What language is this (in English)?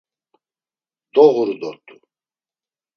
Laz